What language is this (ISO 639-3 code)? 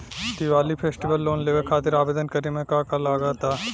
bho